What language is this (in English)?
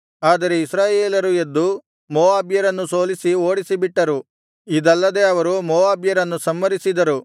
Kannada